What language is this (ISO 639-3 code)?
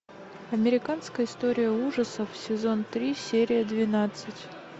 rus